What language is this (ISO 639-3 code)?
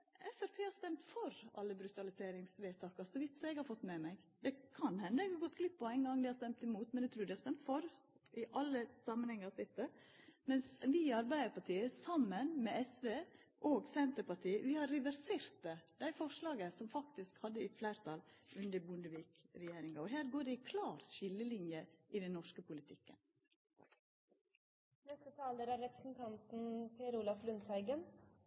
nor